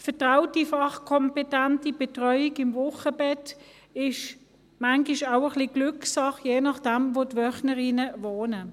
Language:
Swiss German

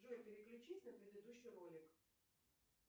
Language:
Russian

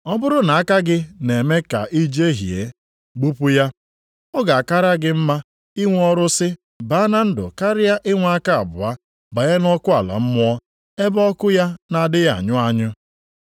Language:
Igbo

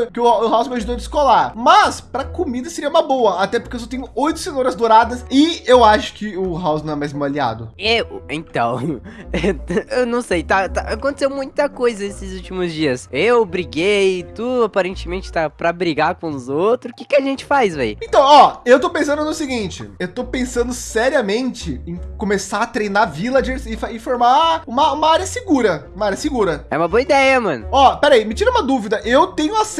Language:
Portuguese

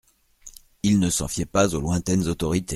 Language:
French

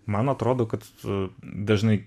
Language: Lithuanian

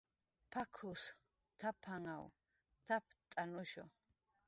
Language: Jaqaru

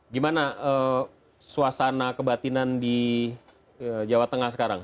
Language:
Indonesian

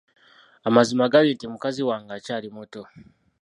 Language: Ganda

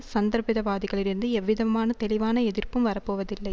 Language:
Tamil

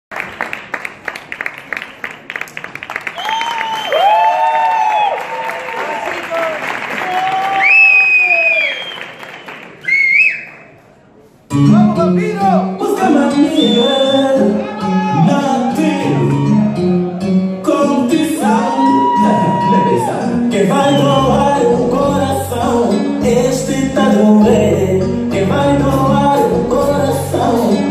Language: Indonesian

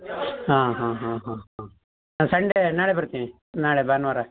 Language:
Kannada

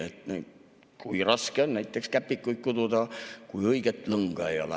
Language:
Estonian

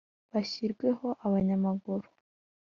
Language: Kinyarwanda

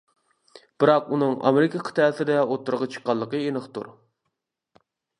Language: Uyghur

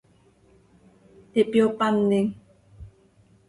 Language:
Seri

